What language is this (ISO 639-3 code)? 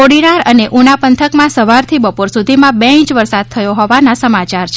guj